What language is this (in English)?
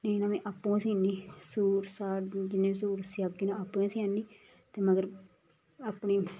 Dogri